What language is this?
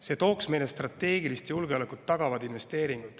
Estonian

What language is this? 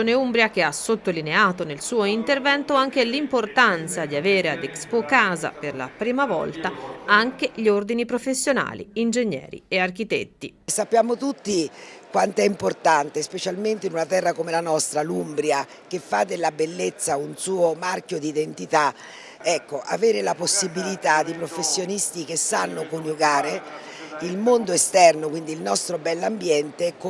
Italian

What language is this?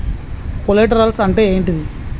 Telugu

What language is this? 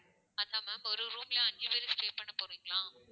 Tamil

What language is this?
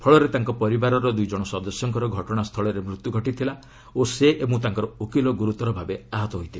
Odia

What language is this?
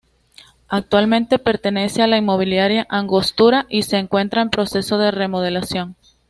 Spanish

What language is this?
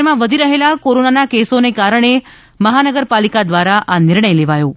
Gujarati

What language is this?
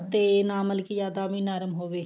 Punjabi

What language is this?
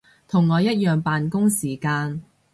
Cantonese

